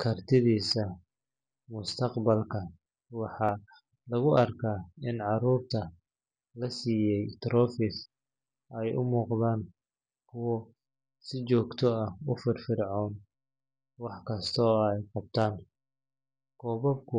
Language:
Somali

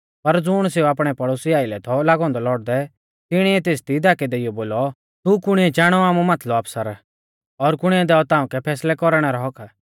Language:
Mahasu Pahari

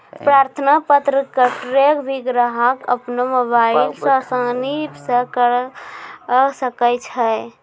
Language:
Maithili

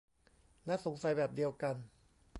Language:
Thai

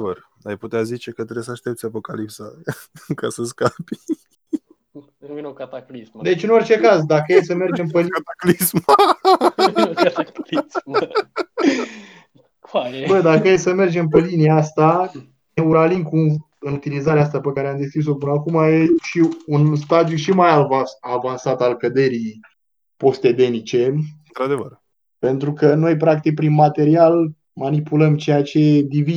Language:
Romanian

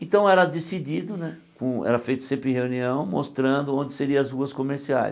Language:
Portuguese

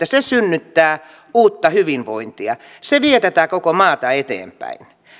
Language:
Finnish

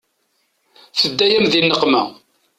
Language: Kabyle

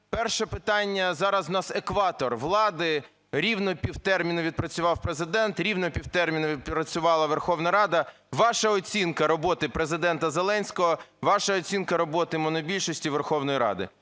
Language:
Ukrainian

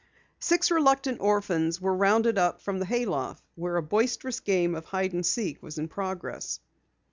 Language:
English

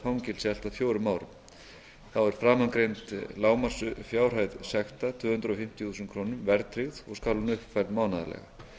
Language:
Icelandic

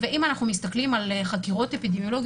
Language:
Hebrew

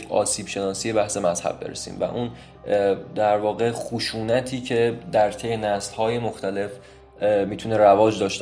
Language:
Persian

